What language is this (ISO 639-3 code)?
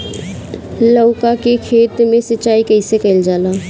bho